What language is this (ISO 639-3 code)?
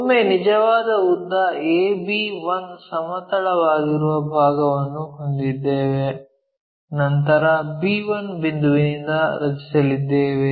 kan